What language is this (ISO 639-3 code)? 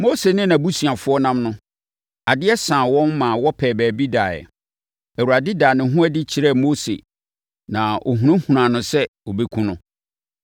aka